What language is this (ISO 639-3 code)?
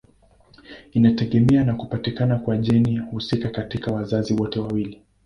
swa